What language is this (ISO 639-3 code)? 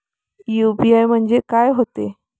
mar